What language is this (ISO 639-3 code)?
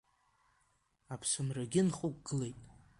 abk